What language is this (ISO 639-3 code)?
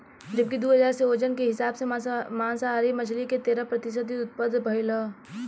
bho